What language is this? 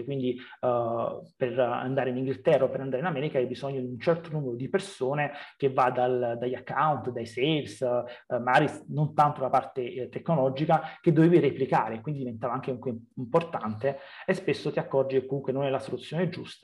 Italian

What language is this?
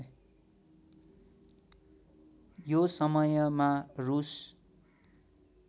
Nepali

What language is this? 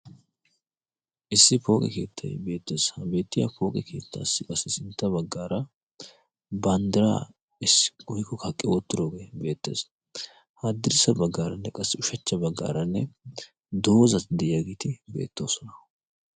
Wolaytta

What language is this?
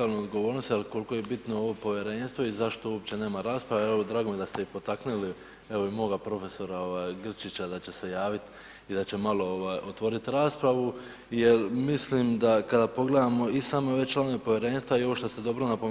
Croatian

